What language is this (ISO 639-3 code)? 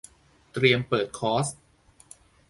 tha